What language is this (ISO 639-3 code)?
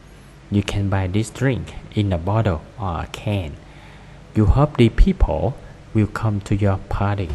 vie